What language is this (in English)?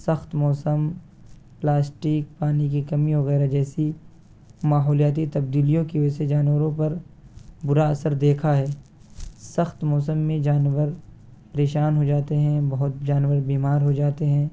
Urdu